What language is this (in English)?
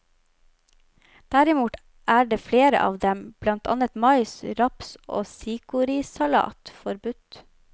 Norwegian